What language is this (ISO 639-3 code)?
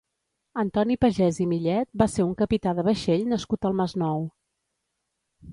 cat